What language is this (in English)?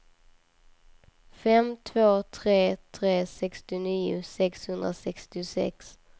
Swedish